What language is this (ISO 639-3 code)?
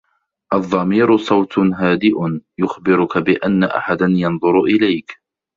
ara